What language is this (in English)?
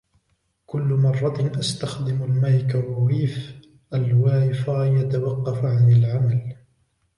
Arabic